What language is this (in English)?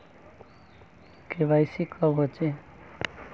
Magahi